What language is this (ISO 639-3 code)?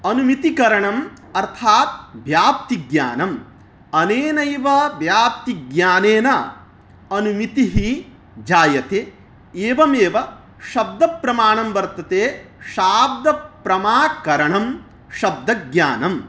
san